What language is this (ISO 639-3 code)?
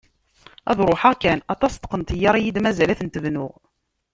kab